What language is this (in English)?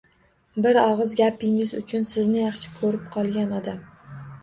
Uzbek